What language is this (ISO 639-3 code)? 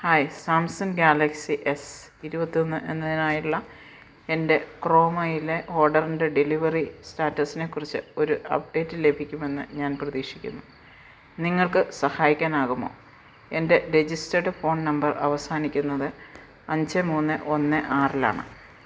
mal